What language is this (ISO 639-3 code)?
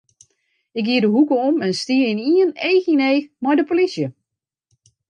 fry